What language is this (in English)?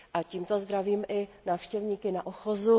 Czech